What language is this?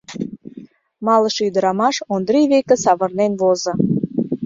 Mari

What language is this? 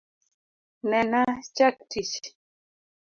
Luo (Kenya and Tanzania)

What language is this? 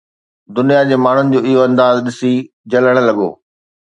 Sindhi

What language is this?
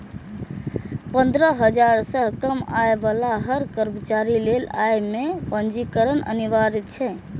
Maithili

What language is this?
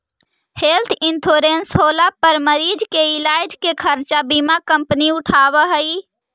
Magahi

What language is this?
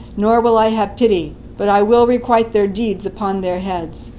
English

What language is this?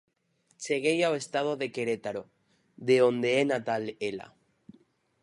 Galician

